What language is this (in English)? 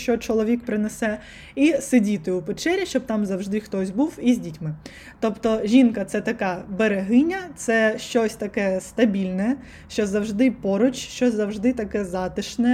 Ukrainian